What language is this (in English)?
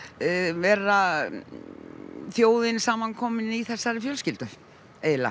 Icelandic